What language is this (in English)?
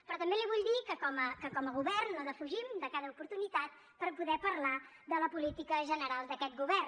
Catalan